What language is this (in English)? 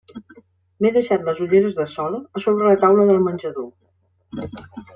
Catalan